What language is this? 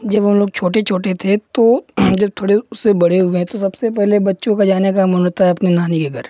Hindi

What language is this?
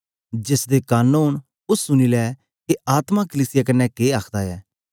Dogri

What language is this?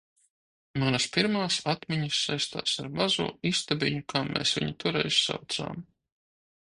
Latvian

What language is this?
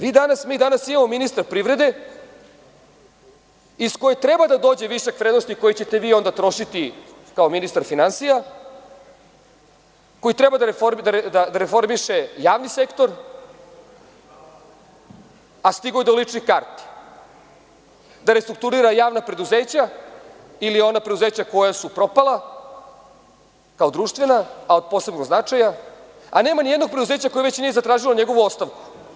Serbian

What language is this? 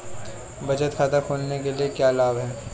Hindi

